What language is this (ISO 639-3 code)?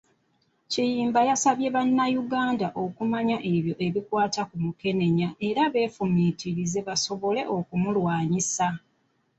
lug